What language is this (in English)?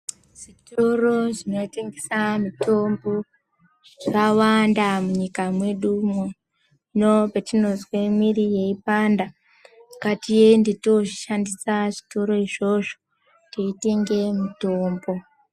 Ndau